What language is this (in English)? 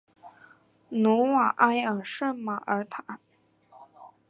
Chinese